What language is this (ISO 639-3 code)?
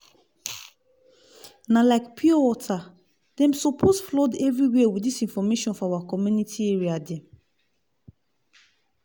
pcm